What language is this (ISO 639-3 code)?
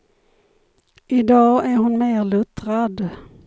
swe